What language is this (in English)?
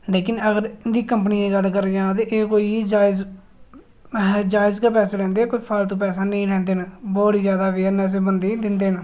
Dogri